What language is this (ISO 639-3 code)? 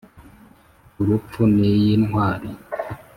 kin